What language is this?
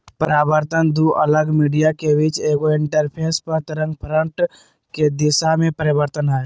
Magahi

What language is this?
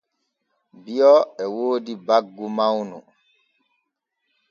Borgu Fulfulde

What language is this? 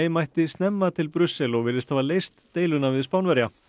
Icelandic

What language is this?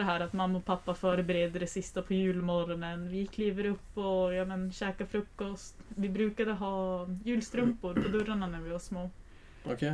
Swedish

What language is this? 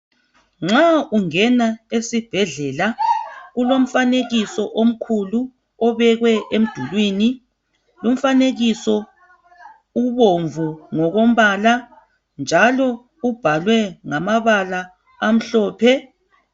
North Ndebele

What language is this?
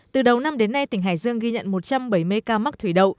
Vietnamese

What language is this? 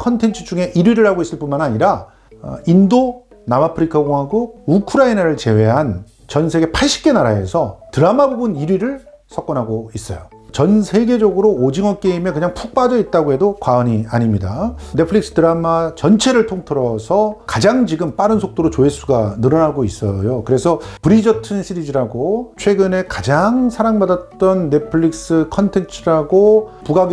Korean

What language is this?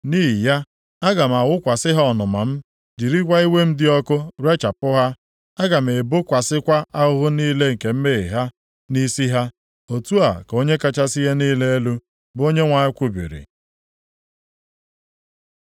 Igbo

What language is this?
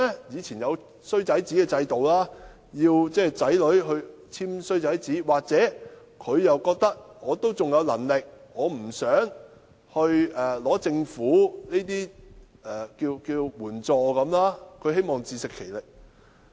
Cantonese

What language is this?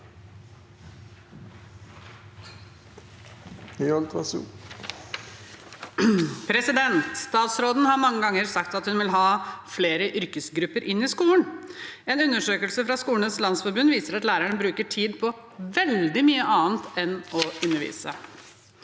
Norwegian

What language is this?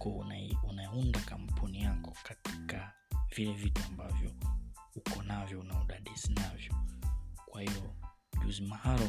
Swahili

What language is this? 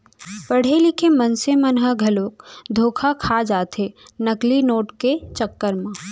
Chhattisgarhi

